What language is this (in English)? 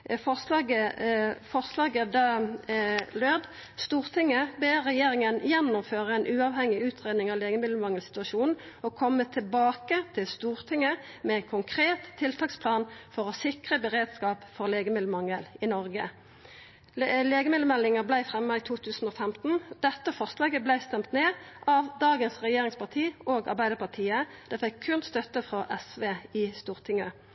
Norwegian Nynorsk